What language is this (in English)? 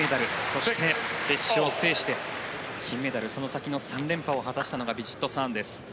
Japanese